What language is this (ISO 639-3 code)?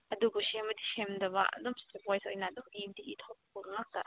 mni